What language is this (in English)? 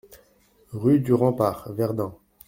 French